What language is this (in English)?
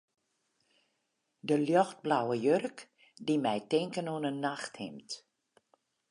Western Frisian